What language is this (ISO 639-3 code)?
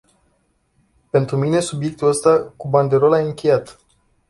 ron